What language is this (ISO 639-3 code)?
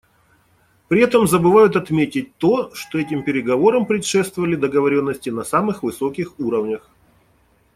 rus